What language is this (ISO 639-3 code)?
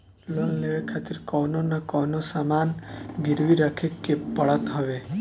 bho